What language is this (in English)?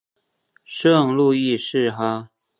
Chinese